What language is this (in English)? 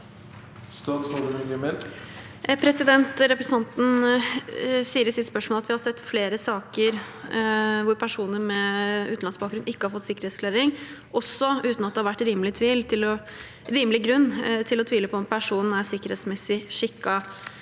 Norwegian